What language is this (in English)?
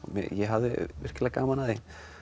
Icelandic